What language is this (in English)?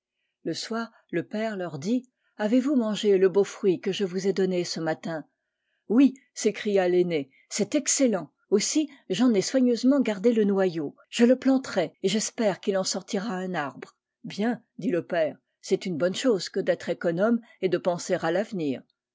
French